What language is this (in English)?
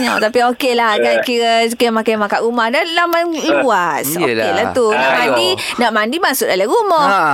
Malay